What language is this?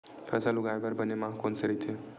Chhattisgarhi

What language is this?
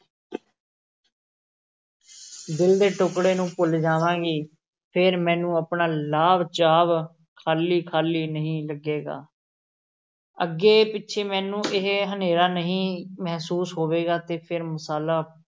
Punjabi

